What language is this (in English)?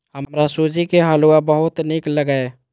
Maithili